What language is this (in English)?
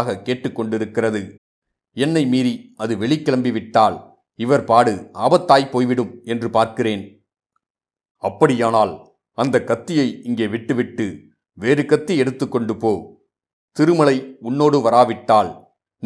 Tamil